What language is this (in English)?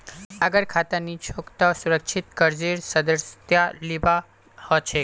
Magahi